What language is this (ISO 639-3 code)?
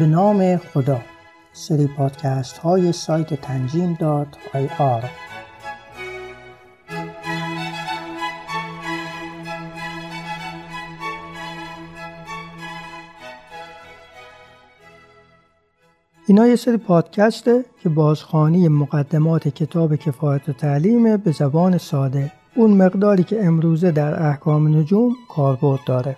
fas